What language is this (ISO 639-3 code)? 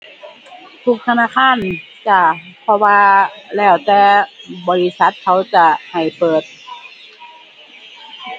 tha